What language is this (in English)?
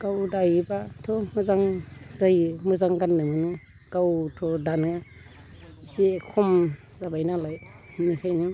Bodo